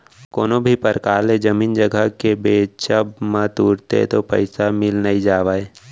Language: Chhattisgarhi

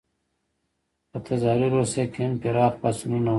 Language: Pashto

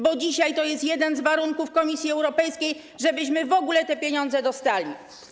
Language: Polish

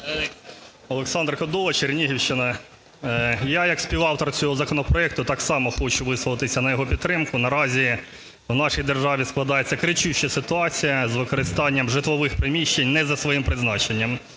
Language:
Ukrainian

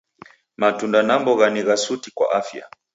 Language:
Taita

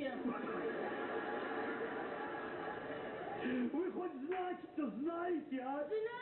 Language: Russian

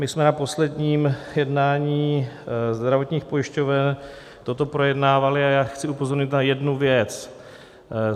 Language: Czech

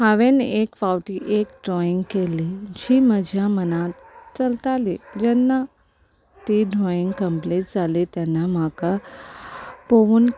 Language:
Konkani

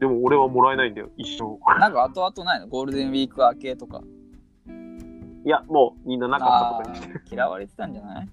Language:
Japanese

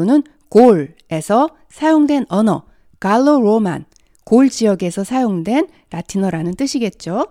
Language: Korean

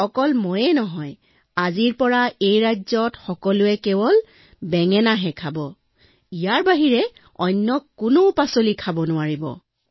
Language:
Assamese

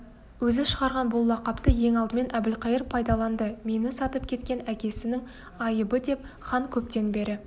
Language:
Kazakh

